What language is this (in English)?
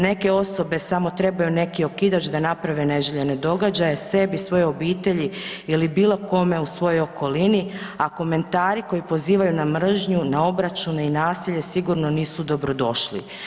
Croatian